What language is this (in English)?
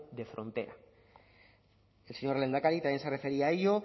Spanish